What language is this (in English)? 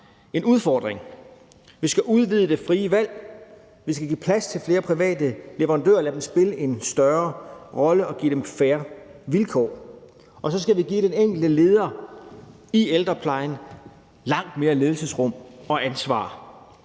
Danish